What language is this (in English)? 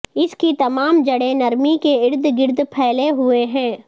Urdu